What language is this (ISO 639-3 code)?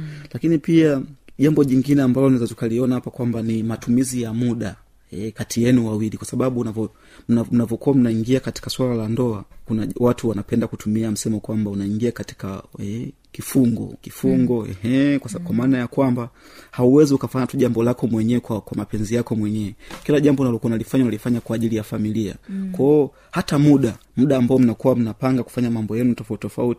swa